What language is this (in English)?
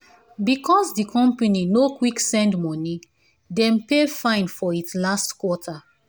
Nigerian Pidgin